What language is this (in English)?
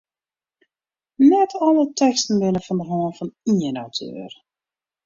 Western Frisian